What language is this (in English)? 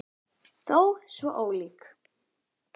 Icelandic